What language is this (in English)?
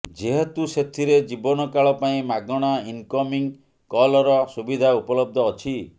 Odia